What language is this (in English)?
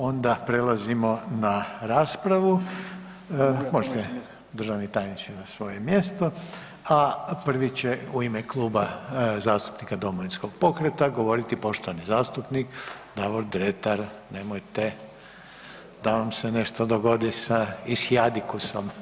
Croatian